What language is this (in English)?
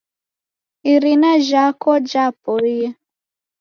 Taita